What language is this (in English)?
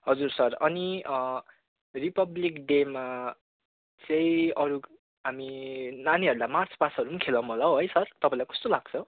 Nepali